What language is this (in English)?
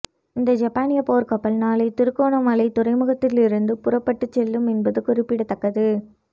Tamil